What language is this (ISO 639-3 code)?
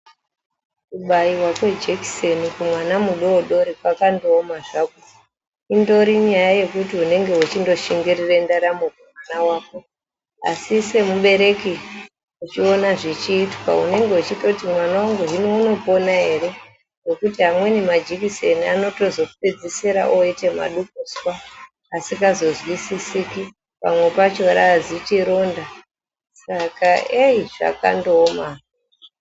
ndc